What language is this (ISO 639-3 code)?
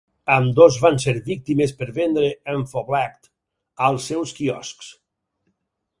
cat